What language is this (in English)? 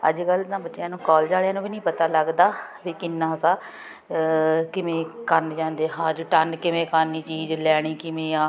Punjabi